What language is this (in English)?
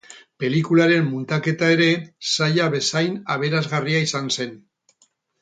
Basque